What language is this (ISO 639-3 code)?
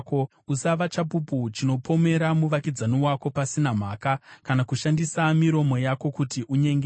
sna